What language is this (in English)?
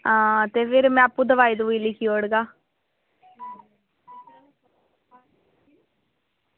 Dogri